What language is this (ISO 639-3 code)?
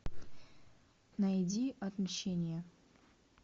rus